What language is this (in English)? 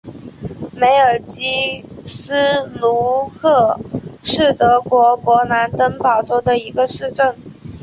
Chinese